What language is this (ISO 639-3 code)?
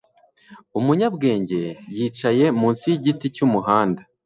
kin